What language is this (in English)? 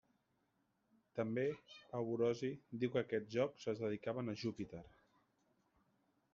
Catalan